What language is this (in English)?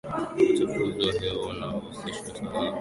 Swahili